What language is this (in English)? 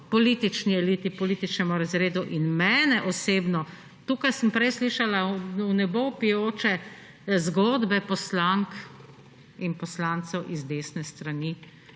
Slovenian